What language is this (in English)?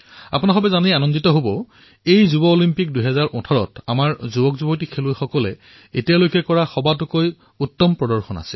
Assamese